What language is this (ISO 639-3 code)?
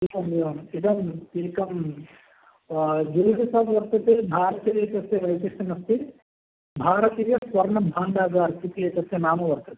san